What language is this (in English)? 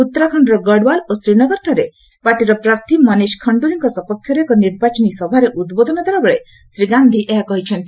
Odia